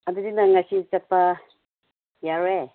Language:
Manipuri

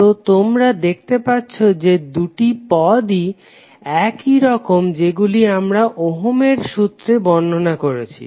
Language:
Bangla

